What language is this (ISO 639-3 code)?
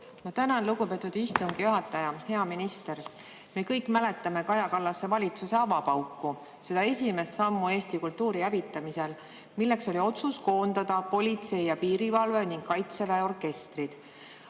est